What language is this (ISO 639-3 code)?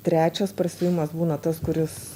lit